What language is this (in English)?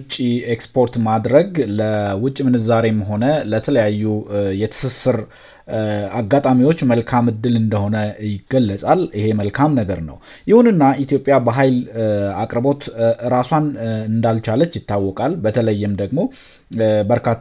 Amharic